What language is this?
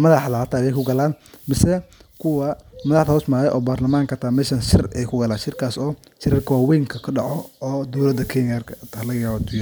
Somali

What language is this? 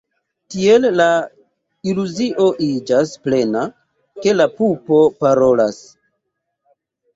Esperanto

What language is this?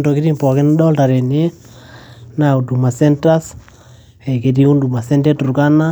Masai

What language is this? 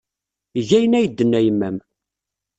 Kabyle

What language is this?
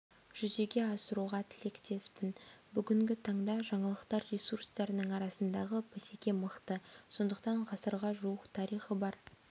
Kazakh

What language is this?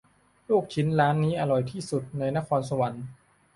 Thai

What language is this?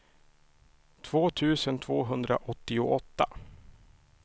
Swedish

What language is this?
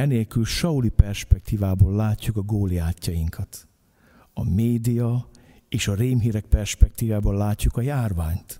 Hungarian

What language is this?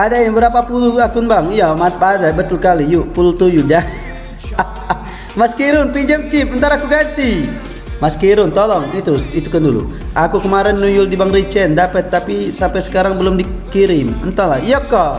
Indonesian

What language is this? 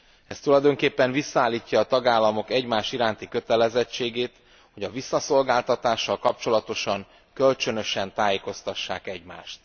Hungarian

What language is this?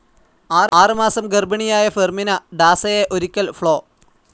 Malayalam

